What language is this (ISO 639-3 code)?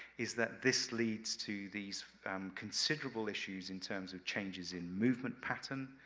eng